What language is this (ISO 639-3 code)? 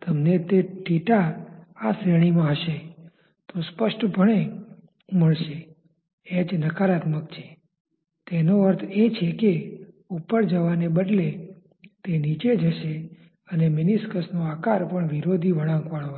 guj